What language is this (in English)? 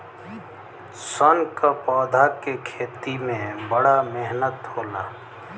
Bhojpuri